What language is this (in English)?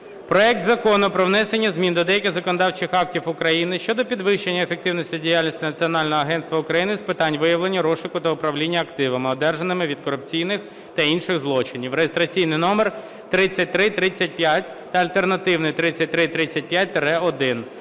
Ukrainian